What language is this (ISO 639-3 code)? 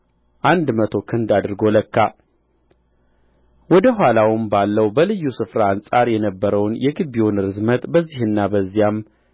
amh